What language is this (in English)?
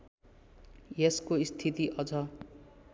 Nepali